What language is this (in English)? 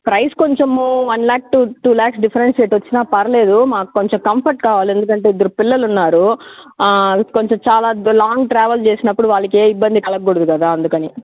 Telugu